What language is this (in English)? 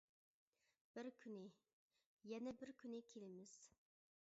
Uyghur